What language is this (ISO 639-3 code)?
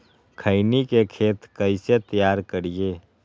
mag